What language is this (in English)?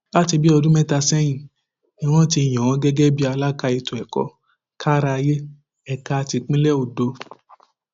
Yoruba